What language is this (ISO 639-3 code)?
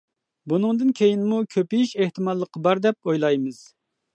uig